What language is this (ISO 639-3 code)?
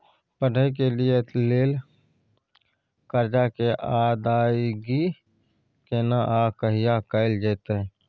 mai